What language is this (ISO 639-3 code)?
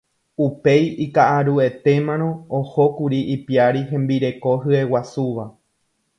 grn